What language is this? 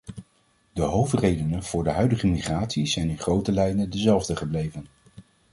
Dutch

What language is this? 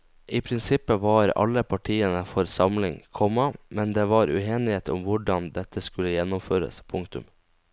Norwegian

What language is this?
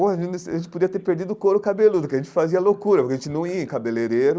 Portuguese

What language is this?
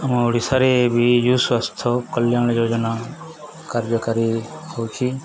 Odia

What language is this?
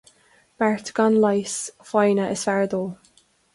Irish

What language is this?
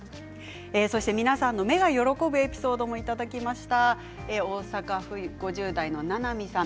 Japanese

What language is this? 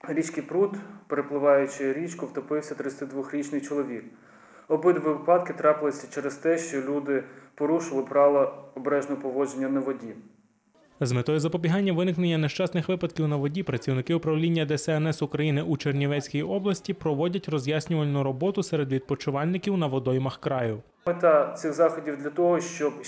Ukrainian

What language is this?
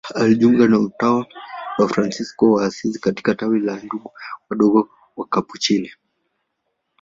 Swahili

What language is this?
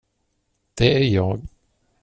Swedish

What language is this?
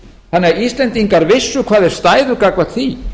Icelandic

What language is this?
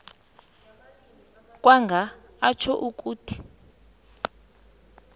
South Ndebele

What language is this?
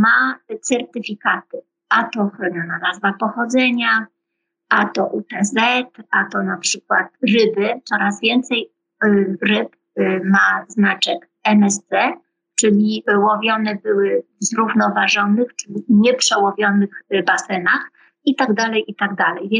Polish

